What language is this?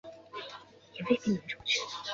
Chinese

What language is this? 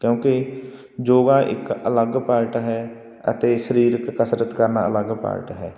Punjabi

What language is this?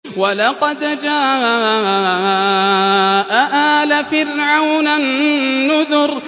Arabic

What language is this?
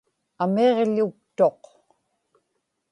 Inupiaq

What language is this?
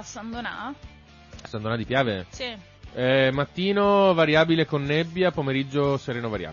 Italian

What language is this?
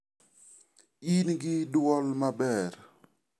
Luo (Kenya and Tanzania)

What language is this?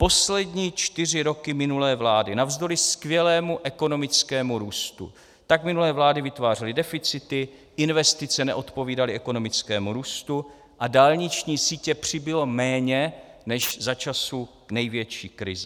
Czech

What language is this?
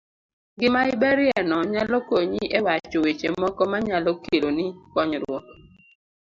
Luo (Kenya and Tanzania)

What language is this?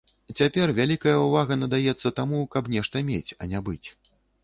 Belarusian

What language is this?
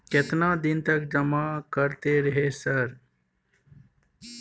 Maithili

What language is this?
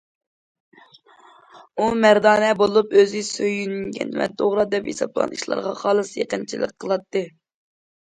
Uyghur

